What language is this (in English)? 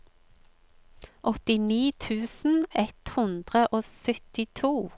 Norwegian